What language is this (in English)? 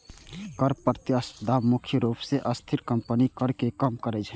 Maithili